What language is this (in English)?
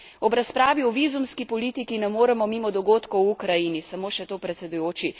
Slovenian